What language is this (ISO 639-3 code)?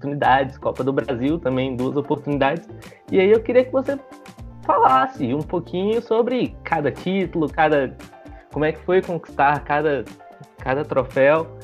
por